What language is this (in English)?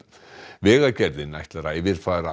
Icelandic